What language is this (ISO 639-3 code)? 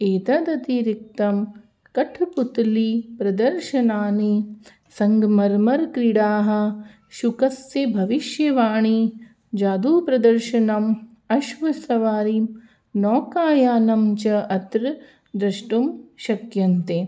san